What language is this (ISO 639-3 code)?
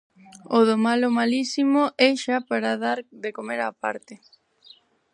glg